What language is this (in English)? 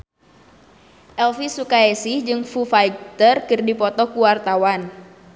Sundanese